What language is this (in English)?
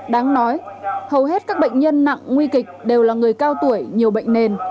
Vietnamese